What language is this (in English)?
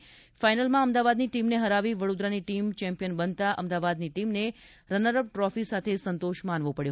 Gujarati